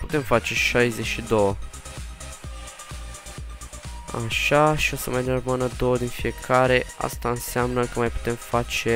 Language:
Romanian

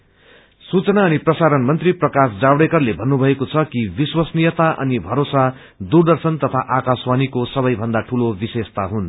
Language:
Nepali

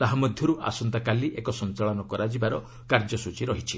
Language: Odia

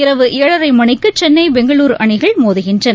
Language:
Tamil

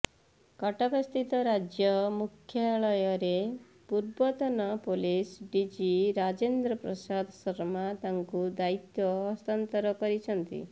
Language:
Odia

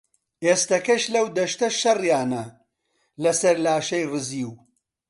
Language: Central Kurdish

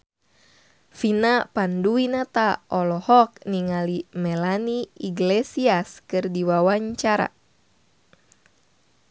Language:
Sundanese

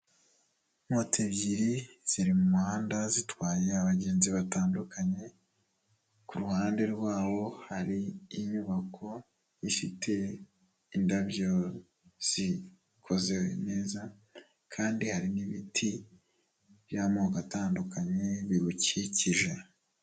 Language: Kinyarwanda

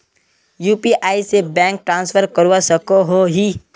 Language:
Magahi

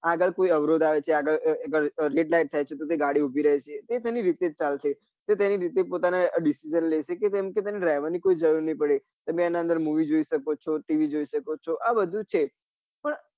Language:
Gujarati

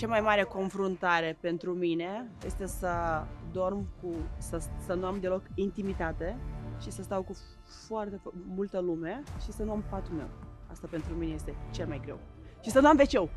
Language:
Romanian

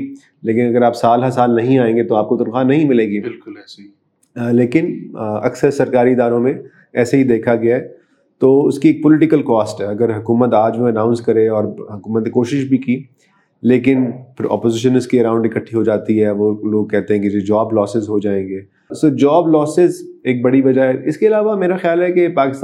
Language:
Urdu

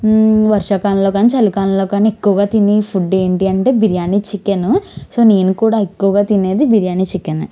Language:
Telugu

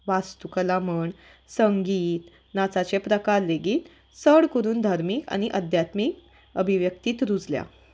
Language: Konkani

